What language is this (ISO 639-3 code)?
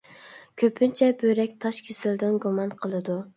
uig